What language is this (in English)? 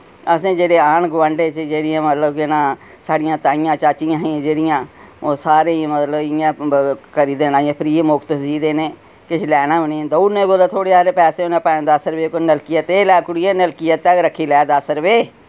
Dogri